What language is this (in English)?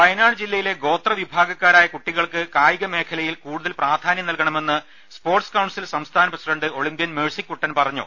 Malayalam